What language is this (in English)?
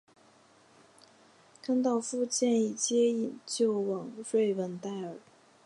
Chinese